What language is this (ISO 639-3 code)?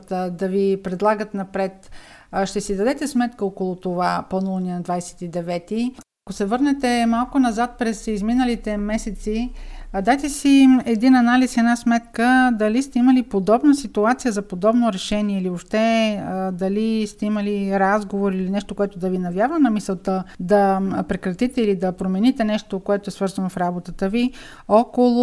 bul